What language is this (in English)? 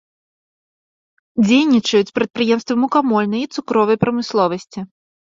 Belarusian